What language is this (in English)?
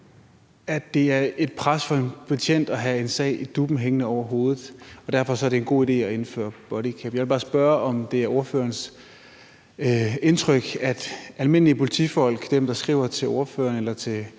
Danish